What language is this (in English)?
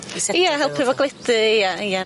Welsh